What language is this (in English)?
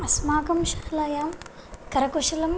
Sanskrit